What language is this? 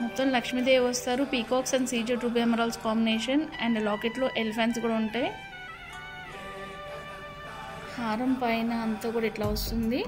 Telugu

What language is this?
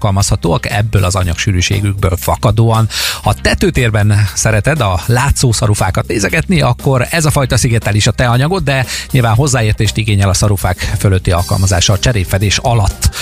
Hungarian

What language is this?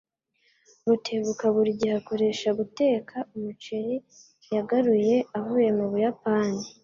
Kinyarwanda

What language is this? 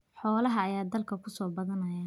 Somali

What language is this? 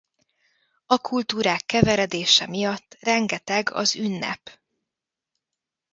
Hungarian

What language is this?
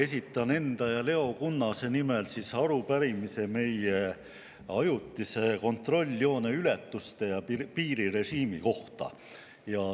Estonian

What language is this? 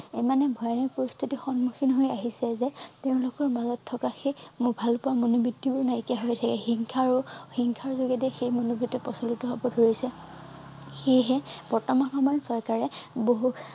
Assamese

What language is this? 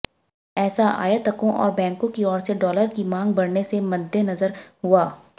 Hindi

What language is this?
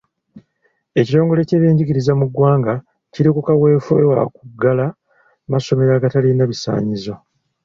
Ganda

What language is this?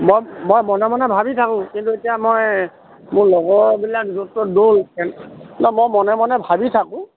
Assamese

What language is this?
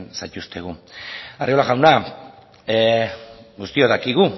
Basque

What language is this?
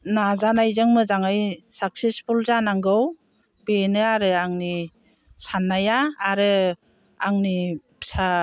Bodo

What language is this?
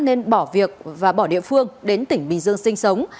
Vietnamese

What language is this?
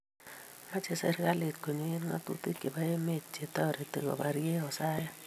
Kalenjin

